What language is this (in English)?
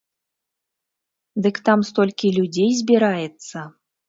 Belarusian